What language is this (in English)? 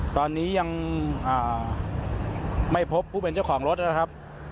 Thai